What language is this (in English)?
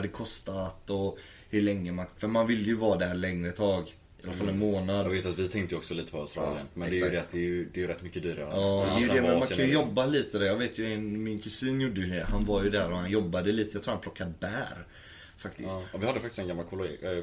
Swedish